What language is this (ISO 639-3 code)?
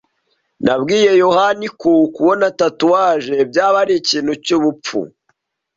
kin